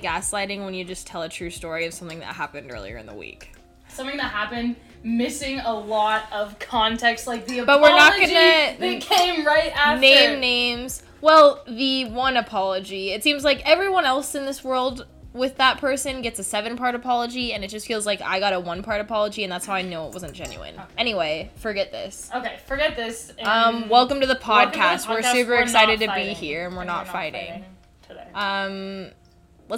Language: English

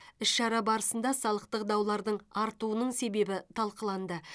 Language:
Kazakh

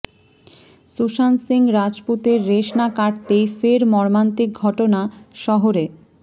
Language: Bangla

